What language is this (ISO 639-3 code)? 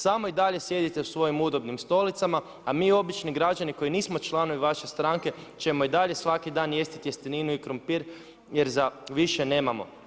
hrv